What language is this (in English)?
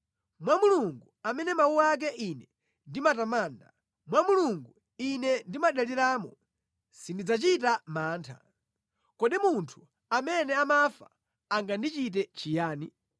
Nyanja